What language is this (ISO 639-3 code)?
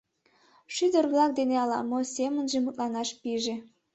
chm